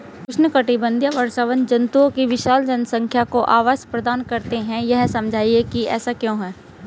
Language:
Hindi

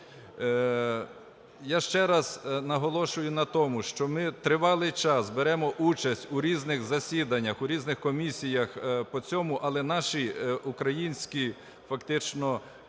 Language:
Ukrainian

